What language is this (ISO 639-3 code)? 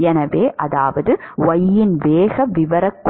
tam